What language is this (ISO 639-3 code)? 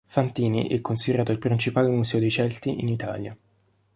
ita